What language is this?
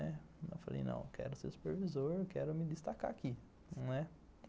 Portuguese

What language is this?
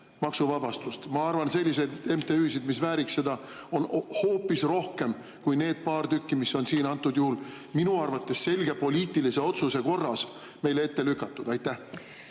Estonian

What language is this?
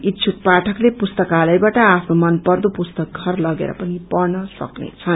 Nepali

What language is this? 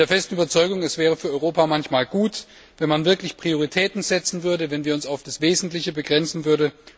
German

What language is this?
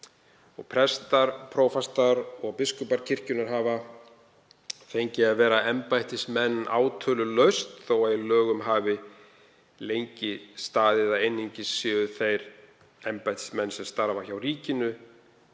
Icelandic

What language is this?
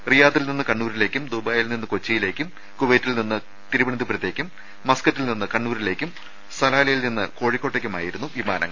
Malayalam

